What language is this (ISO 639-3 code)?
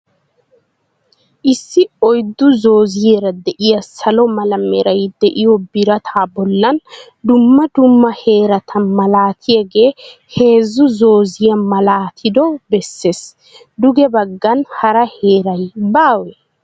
wal